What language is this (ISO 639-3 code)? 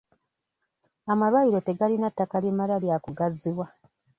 lug